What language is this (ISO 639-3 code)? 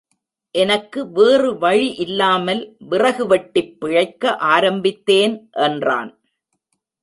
tam